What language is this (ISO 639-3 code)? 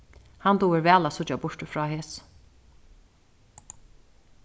fao